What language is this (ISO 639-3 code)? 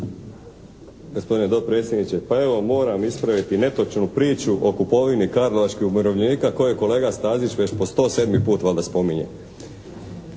hrv